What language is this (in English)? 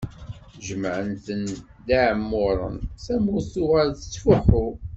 Kabyle